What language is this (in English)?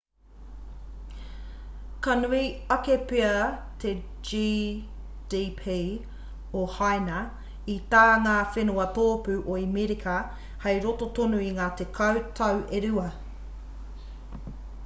Māori